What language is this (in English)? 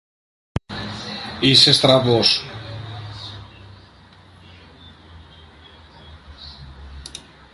Greek